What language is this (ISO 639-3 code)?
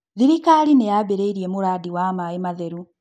kik